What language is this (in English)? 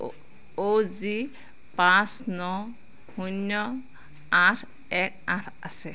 Assamese